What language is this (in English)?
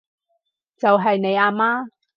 Cantonese